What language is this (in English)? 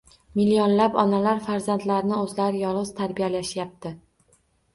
Uzbek